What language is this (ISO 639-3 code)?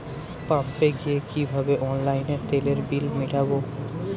ben